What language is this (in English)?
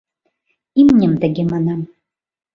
Mari